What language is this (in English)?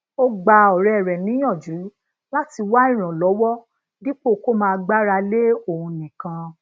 Yoruba